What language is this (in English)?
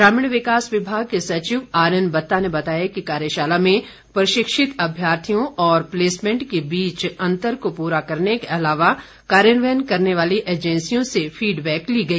Hindi